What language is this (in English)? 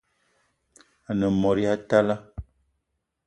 Eton (Cameroon)